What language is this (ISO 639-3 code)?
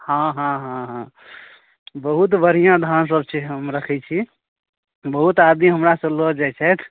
mai